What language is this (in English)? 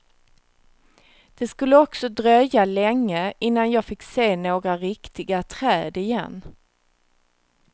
Swedish